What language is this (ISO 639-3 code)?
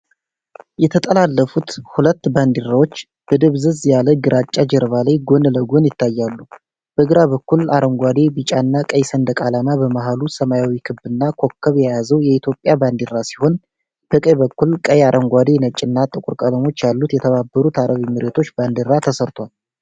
amh